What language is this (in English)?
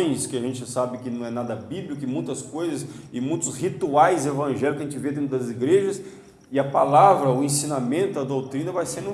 Portuguese